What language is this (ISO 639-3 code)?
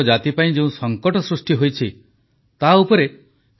ori